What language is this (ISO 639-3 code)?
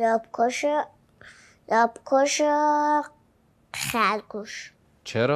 fas